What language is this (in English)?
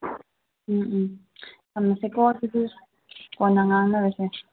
Manipuri